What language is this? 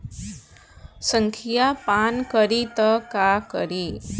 Bhojpuri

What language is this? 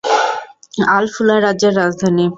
Bangla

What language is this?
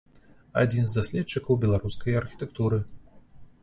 Belarusian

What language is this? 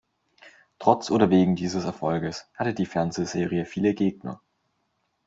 German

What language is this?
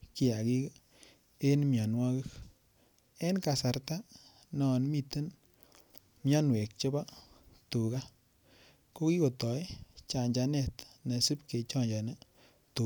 Kalenjin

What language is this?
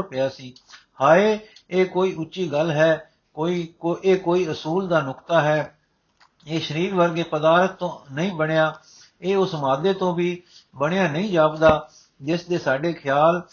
Punjabi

